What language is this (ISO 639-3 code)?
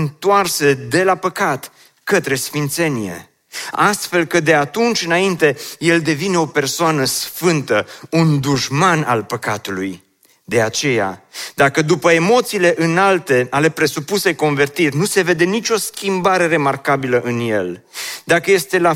ron